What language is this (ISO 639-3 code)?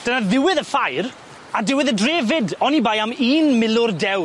cym